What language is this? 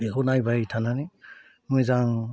Bodo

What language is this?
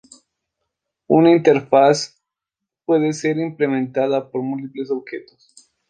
Spanish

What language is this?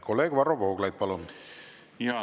Estonian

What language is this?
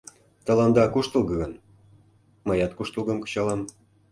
Mari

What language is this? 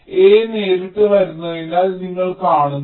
Malayalam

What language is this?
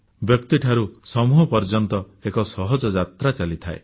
Odia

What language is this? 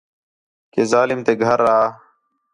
Khetrani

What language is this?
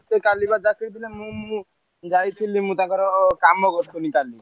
Odia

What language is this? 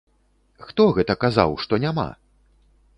Belarusian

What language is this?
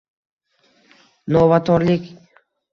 Uzbek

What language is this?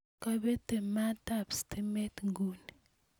Kalenjin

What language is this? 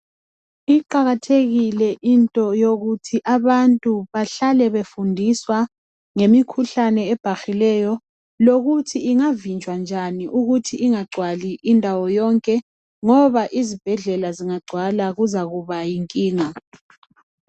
North Ndebele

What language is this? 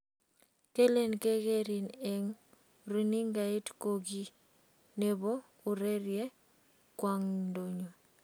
Kalenjin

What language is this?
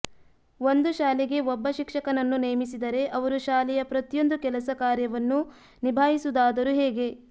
Kannada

